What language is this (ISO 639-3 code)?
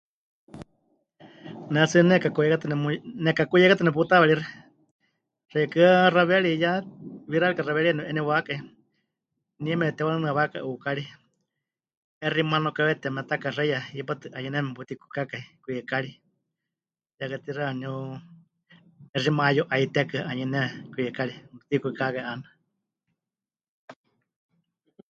hch